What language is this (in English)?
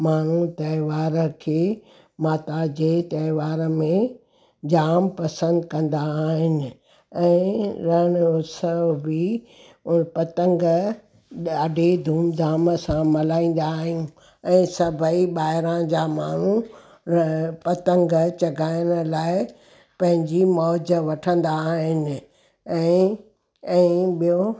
Sindhi